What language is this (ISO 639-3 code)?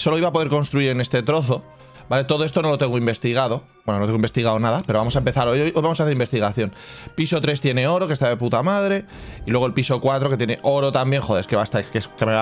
spa